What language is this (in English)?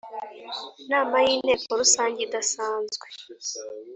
Kinyarwanda